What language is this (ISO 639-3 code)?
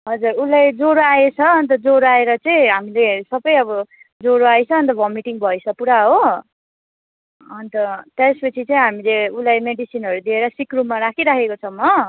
nep